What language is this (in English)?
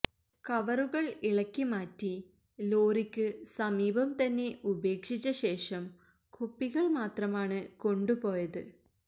Malayalam